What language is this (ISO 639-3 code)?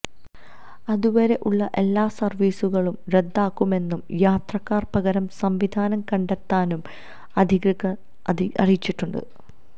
mal